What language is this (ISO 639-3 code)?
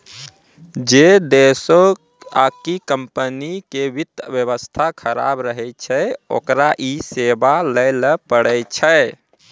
mai